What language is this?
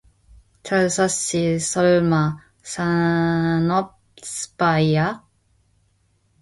Korean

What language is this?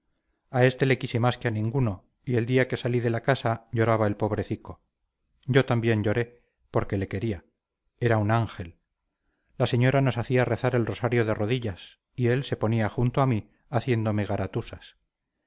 Spanish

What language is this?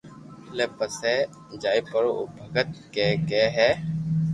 Loarki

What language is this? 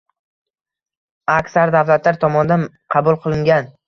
Uzbek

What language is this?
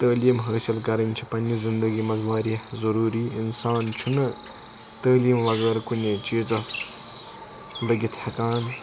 Kashmiri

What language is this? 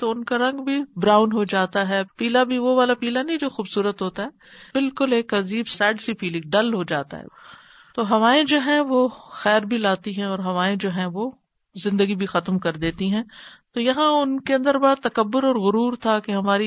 Urdu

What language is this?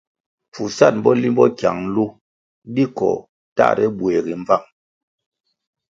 Kwasio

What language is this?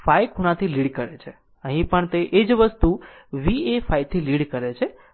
Gujarati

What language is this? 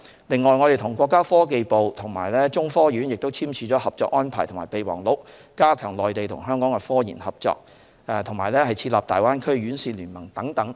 Cantonese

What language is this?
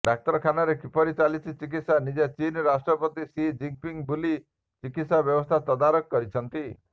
Odia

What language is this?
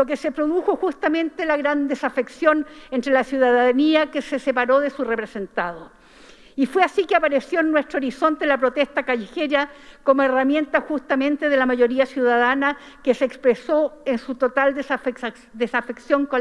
Spanish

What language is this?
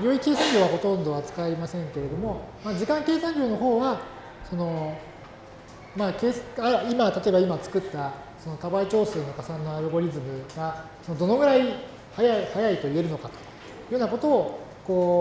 Japanese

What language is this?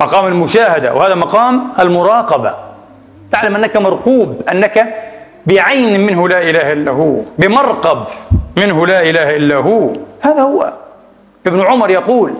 Arabic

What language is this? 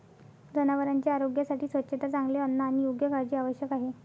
Marathi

